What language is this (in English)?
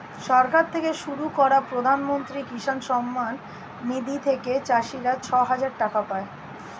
Bangla